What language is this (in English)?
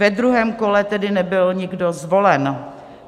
Czech